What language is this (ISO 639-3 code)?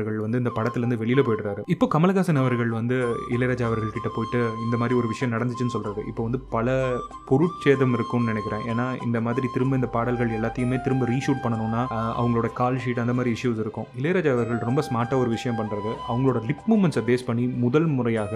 tam